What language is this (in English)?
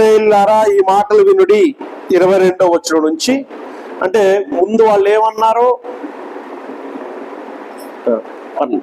Telugu